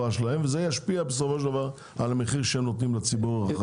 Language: Hebrew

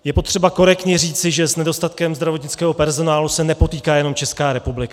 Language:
Czech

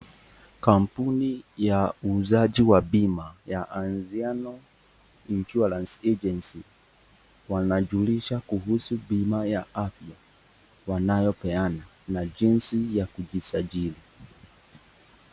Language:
Swahili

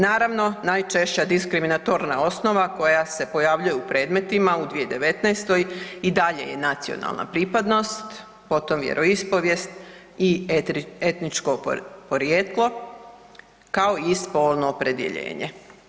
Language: Croatian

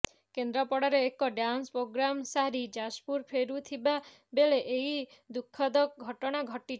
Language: Odia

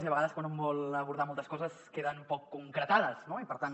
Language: Catalan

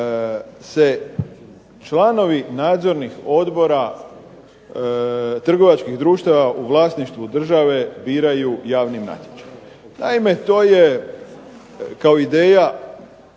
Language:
Croatian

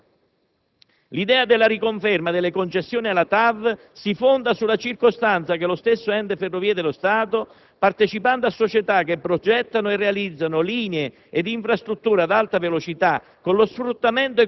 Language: Italian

